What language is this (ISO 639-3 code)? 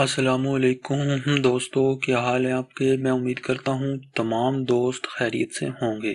hin